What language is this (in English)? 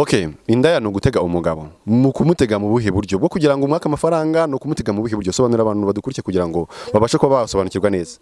English